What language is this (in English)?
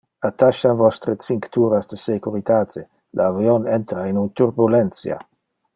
Interlingua